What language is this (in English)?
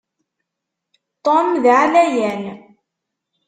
Kabyle